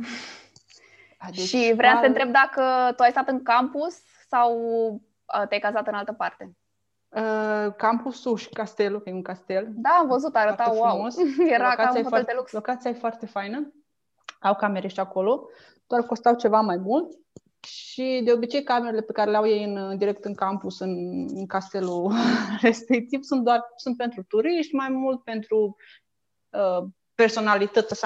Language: Romanian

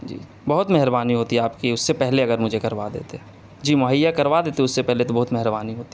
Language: Urdu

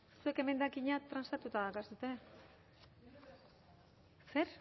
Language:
Basque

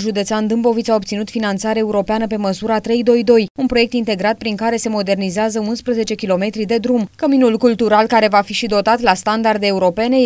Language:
Romanian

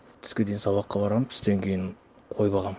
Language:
Kazakh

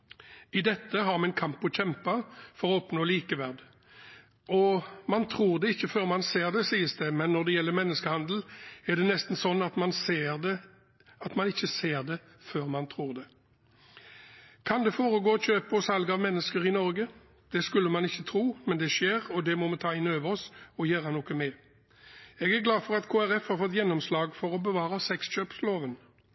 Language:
Norwegian Bokmål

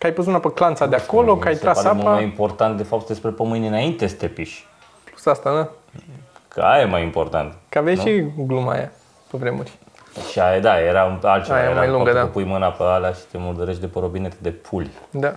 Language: Romanian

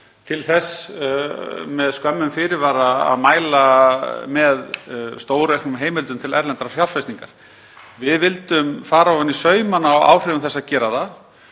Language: Icelandic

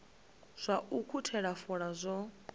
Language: Venda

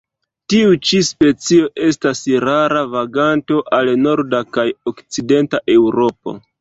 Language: Esperanto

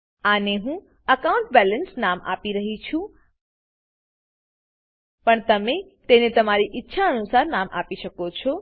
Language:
Gujarati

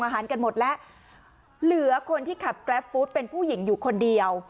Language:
Thai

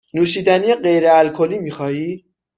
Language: Persian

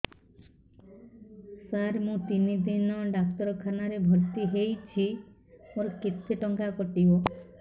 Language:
Odia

